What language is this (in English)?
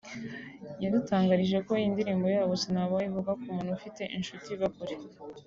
Kinyarwanda